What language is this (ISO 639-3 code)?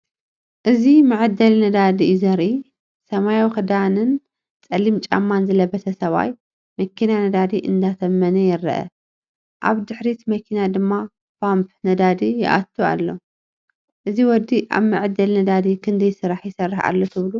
tir